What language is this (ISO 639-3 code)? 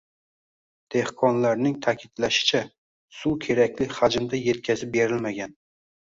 uzb